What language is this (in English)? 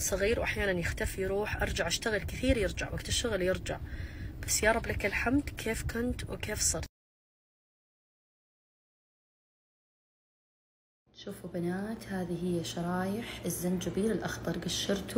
Arabic